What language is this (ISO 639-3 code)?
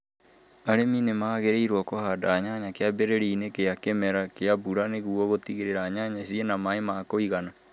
kik